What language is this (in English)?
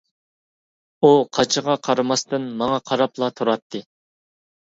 Uyghur